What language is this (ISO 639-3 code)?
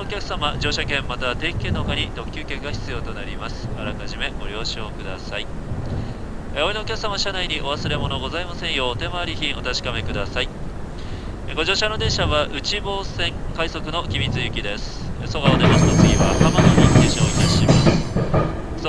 jpn